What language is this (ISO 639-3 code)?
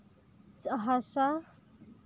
sat